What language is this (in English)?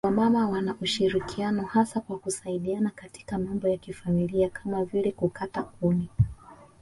Swahili